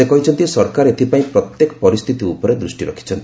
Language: Odia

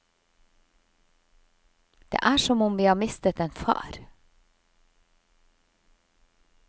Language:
Norwegian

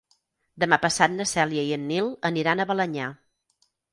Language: Catalan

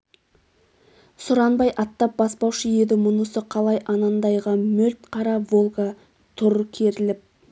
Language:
Kazakh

